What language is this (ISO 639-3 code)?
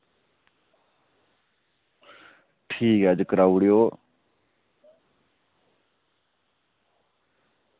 doi